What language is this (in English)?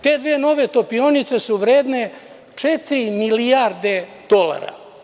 Serbian